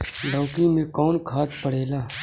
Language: Bhojpuri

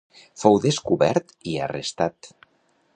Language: Catalan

